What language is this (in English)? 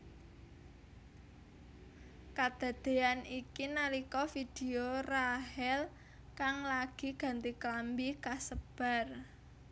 Javanese